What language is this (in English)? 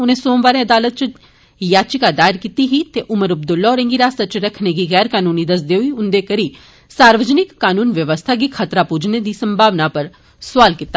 Dogri